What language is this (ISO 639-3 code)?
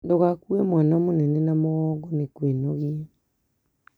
kik